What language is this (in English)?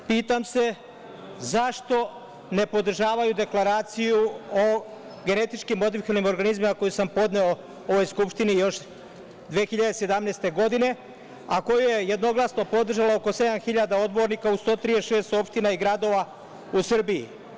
Serbian